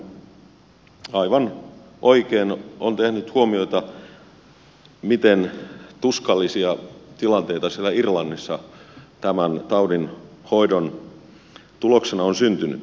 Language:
Finnish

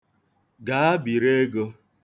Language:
Igbo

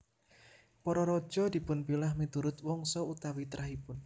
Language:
Javanese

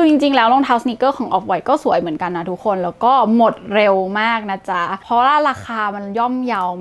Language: Thai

